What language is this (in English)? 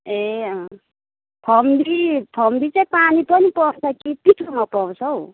Nepali